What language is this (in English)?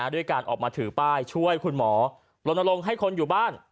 Thai